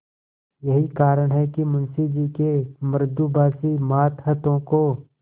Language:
Hindi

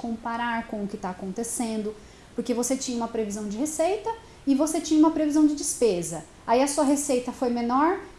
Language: Portuguese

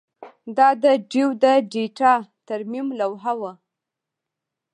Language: Pashto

